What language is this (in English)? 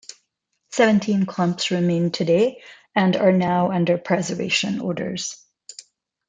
English